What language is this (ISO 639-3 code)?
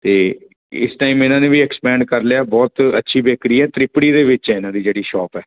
pan